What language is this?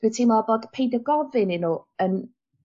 Welsh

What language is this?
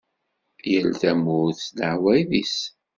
Kabyle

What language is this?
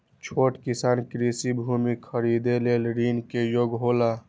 Maithili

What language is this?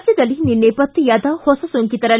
Kannada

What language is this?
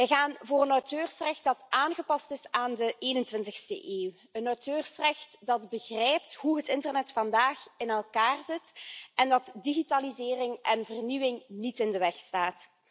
Dutch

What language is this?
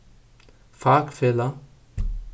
Faroese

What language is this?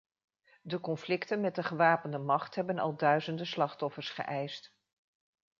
Dutch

